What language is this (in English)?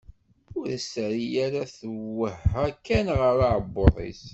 Kabyle